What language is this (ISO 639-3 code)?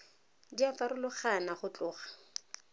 tsn